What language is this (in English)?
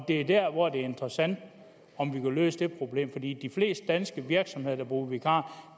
Danish